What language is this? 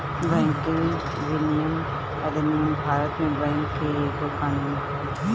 Bhojpuri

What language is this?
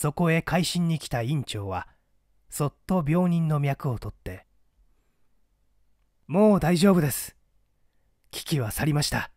Japanese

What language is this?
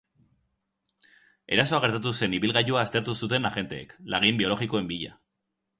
Basque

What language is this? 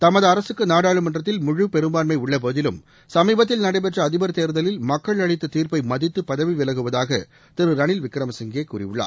Tamil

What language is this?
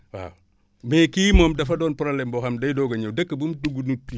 Wolof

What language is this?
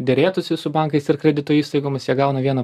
Lithuanian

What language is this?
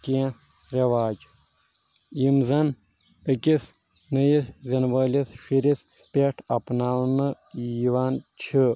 Kashmiri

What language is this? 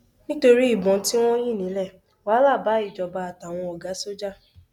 Yoruba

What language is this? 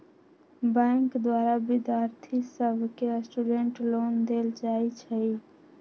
Magahi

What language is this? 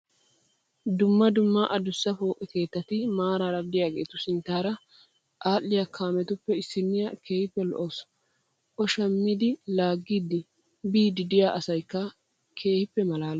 Wolaytta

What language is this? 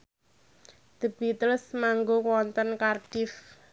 Javanese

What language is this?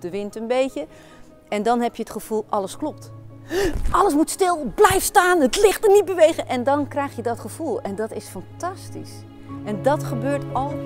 Dutch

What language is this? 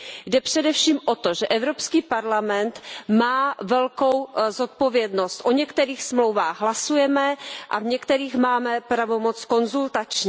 Czech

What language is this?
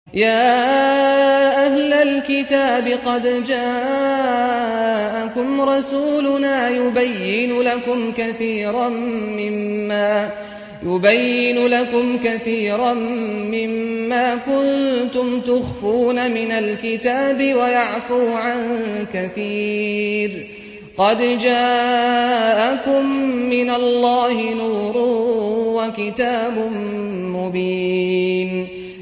Arabic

